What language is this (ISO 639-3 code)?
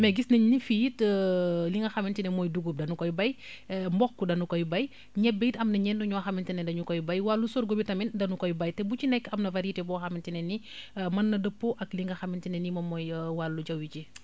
wol